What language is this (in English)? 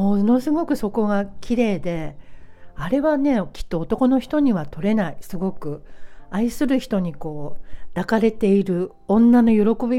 Japanese